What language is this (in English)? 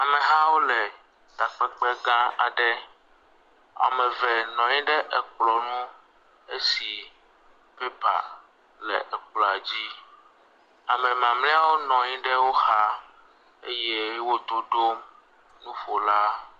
Ewe